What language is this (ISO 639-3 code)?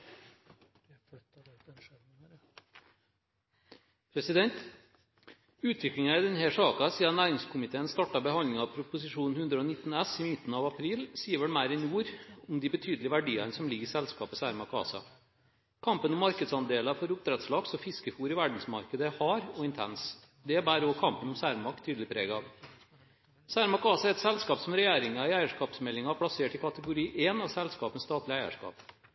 nob